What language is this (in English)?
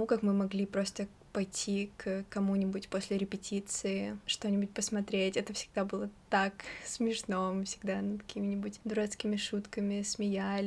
Russian